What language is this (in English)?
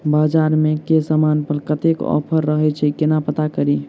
Maithili